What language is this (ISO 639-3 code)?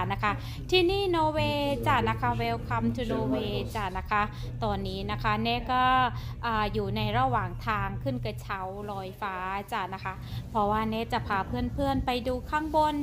tha